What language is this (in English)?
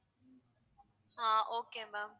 Tamil